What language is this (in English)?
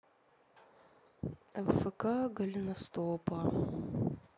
Russian